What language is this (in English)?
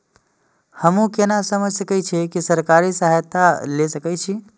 Maithili